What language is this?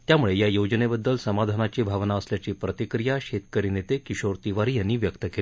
Marathi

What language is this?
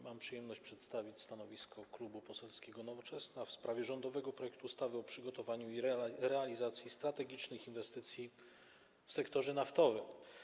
Polish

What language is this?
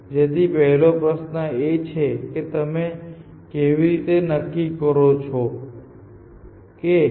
Gujarati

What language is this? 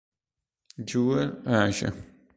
Italian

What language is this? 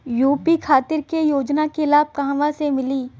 Bhojpuri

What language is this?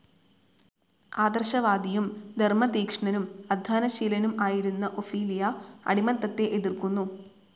Malayalam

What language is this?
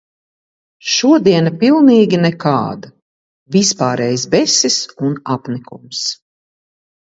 Latvian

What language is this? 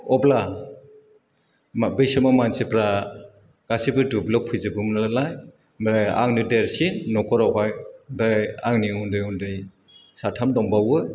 Bodo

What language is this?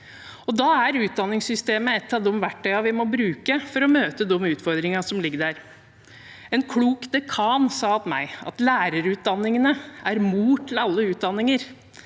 Norwegian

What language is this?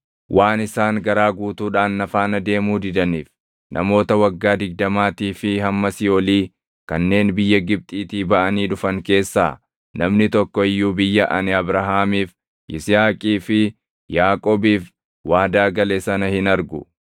Oromo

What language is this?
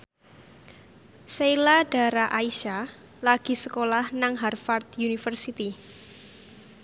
Javanese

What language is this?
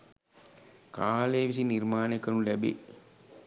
Sinhala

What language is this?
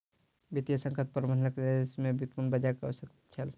Maithili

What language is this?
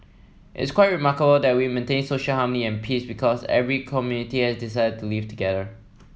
English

